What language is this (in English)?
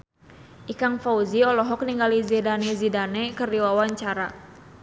Sundanese